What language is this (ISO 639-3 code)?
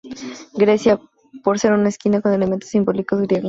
spa